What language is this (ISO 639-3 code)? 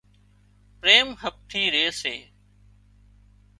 kxp